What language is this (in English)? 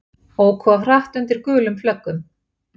Icelandic